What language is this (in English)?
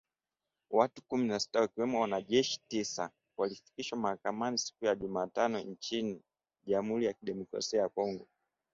Swahili